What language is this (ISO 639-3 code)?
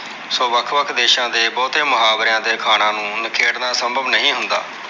pan